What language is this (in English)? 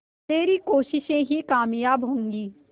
Hindi